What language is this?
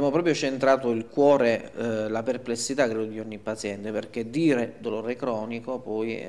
Italian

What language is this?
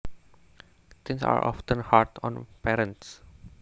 Javanese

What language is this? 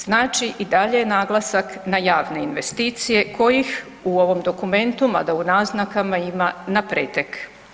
Croatian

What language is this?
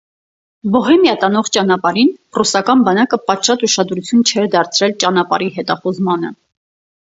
Armenian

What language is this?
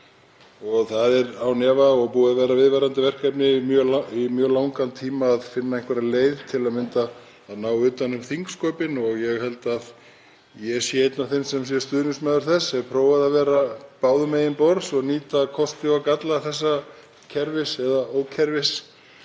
Icelandic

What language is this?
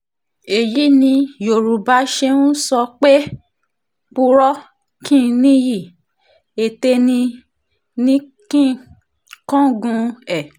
Yoruba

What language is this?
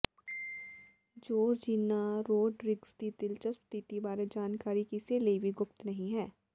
Punjabi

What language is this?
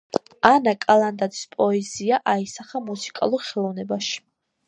Georgian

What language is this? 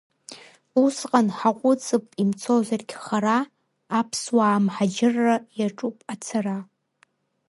Abkhazian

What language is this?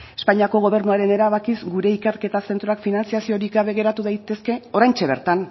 Basque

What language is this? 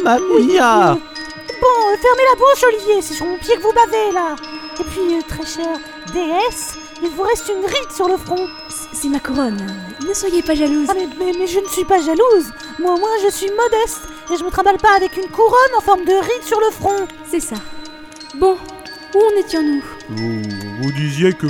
French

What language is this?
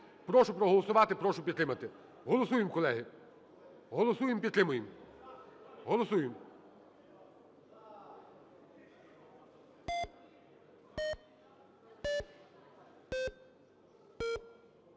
Ukrainian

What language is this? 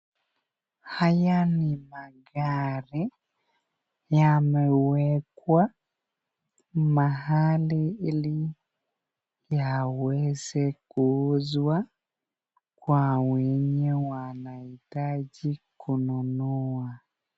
Swahili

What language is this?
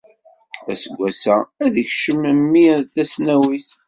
Kabyle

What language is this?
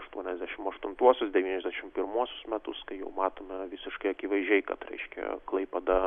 Lithuanian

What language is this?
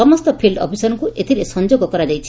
Odia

